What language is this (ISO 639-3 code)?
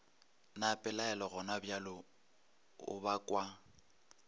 nso